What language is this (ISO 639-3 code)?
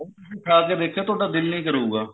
pan